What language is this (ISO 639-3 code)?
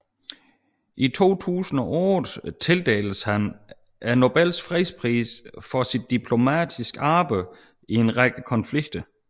dan